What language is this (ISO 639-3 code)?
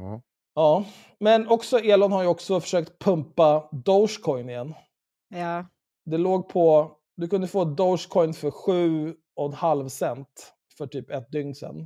swe